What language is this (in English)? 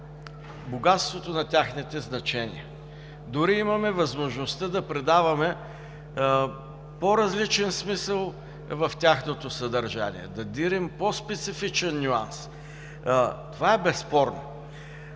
Bulgarian